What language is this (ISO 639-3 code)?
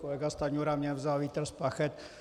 ces